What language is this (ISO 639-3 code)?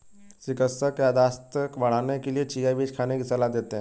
hin